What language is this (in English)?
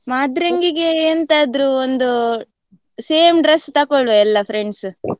Kannada